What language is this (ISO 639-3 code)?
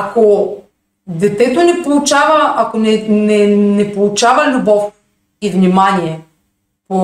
bul